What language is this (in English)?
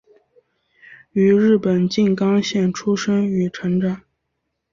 Chinese